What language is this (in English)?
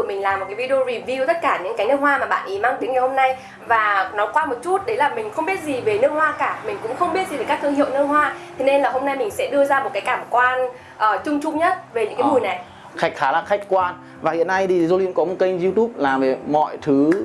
Vietnamese